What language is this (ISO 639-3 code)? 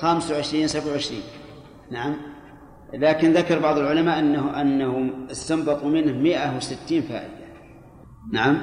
ara